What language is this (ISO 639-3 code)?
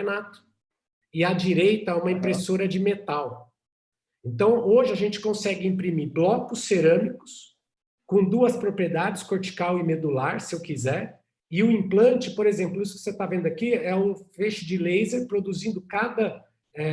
por